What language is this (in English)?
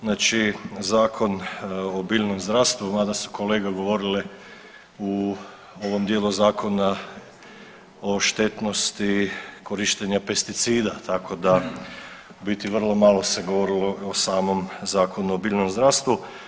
Croatian